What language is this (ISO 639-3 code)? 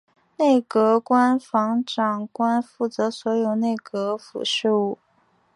zho